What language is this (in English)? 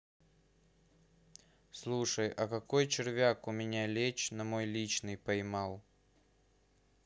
Russian